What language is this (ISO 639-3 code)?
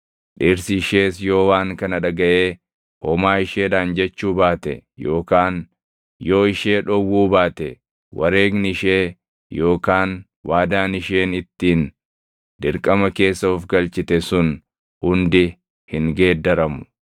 orm